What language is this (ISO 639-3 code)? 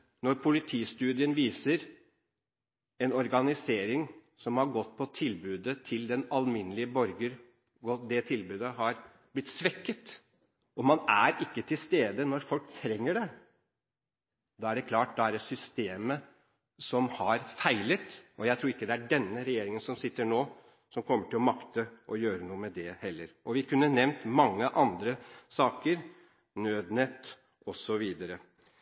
nob